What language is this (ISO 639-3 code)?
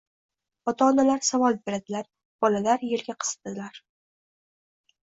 uzb